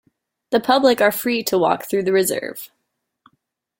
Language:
English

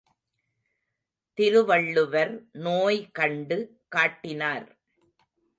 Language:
Tamil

